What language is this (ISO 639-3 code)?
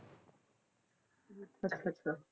pan